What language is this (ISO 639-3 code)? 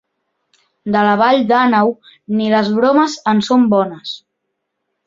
cat